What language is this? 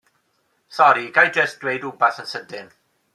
Welsh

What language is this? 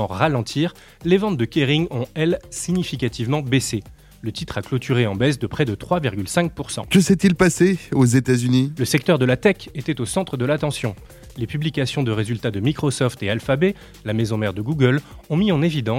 French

